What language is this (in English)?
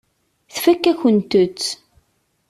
Kabyle